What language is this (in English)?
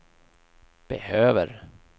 Swedish